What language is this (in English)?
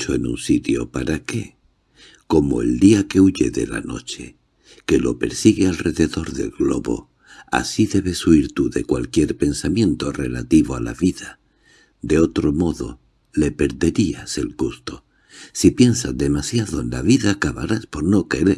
Spanish